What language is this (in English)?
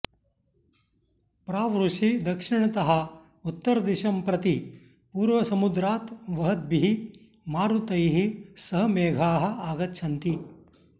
Sanskrit